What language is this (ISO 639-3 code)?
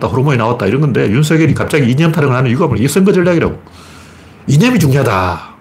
kor